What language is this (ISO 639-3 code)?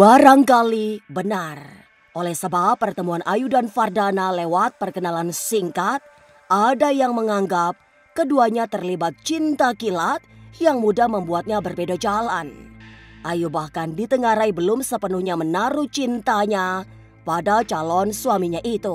ind